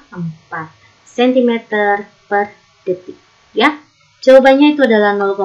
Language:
Indonesian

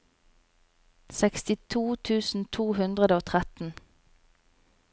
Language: Norwegian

